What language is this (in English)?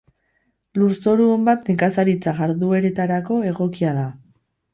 Basque